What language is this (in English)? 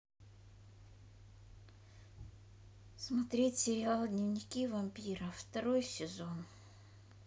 Russian